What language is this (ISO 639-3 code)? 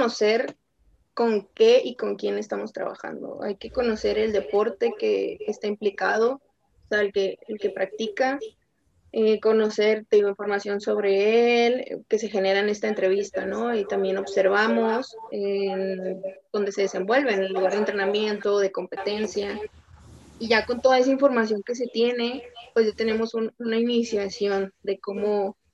spa